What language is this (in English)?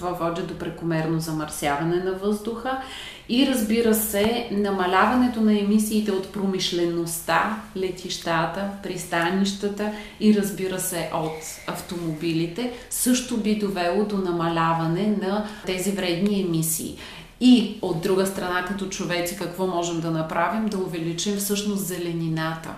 Bulgarian